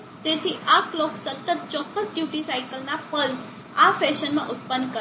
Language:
Gujarati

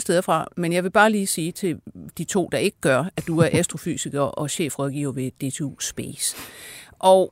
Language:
Danish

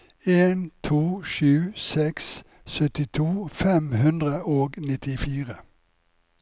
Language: Norwegian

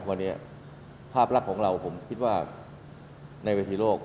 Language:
Thai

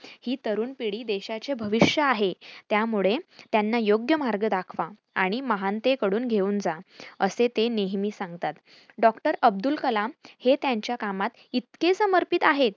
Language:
Marathi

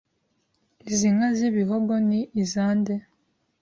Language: Kinyarwanda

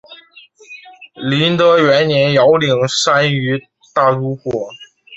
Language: Chinese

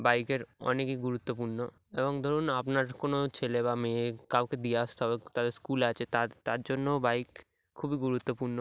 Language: Bangla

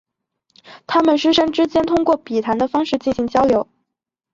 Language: Chinese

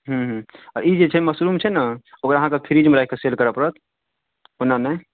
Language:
Maithili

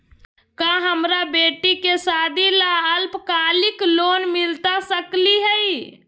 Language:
Magahi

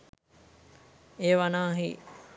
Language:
Sinhala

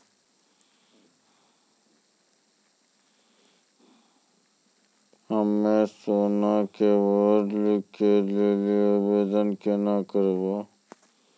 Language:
Maithili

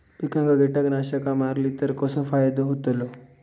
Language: Marathi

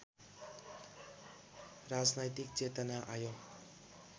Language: Nepali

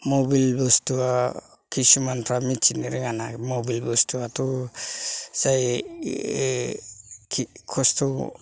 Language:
Bodo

